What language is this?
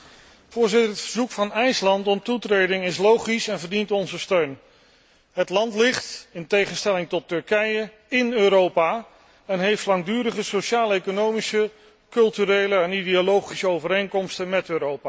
Dutch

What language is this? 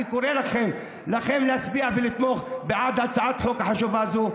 Hebrew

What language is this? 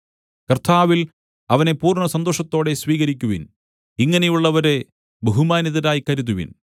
Malayalam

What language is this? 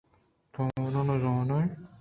Eastern Balochi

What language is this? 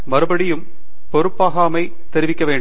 Tamil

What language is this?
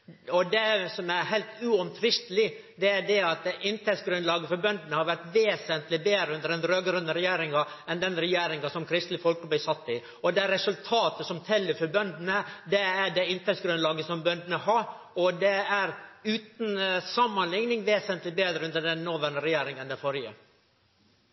Norwegian Nynorsk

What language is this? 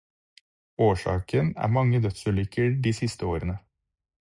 Norwegian Bokmål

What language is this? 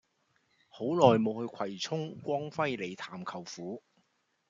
Cantonese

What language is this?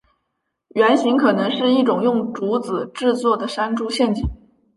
Chinese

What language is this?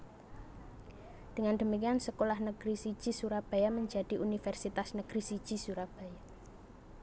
Javanese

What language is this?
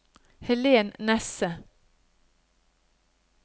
Norwegian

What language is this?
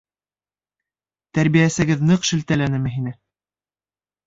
Bashkir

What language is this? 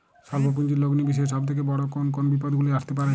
Bangla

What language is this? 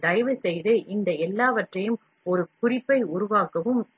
Tamil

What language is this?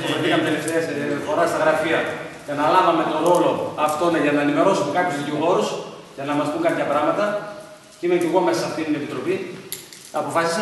Greek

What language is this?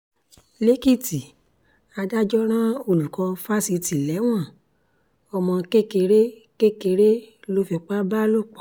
Yoruba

